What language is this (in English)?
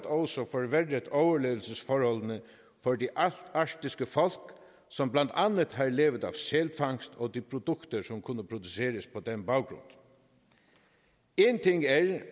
Danish